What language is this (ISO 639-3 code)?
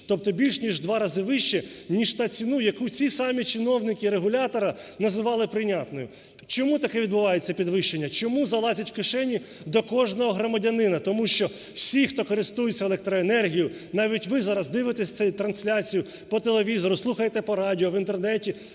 ukr